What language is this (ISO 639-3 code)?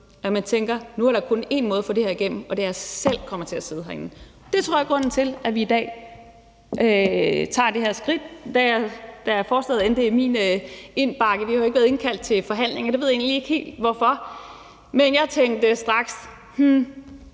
dan